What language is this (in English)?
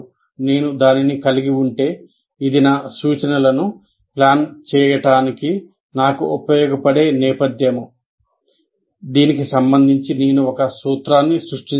Telugu